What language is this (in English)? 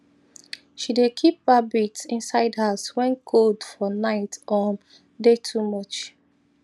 Nigerian Pidgin